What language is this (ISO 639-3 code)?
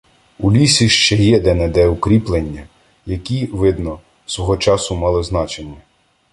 ukr